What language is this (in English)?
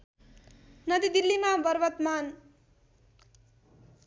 Nepali